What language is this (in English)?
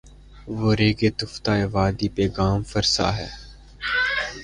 Urdu